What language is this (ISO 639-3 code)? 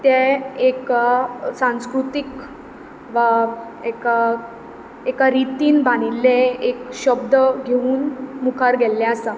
kok